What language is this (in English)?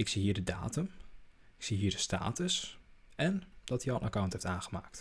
Dutch